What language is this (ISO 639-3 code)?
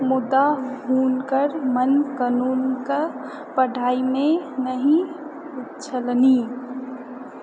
mai